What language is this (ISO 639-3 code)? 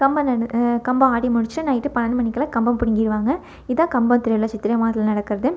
tam